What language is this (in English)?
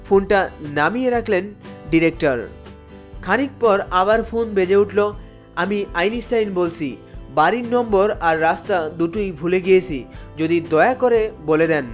Bangla